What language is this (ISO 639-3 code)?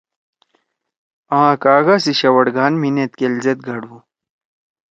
trw